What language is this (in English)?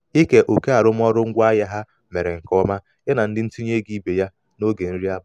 Igbo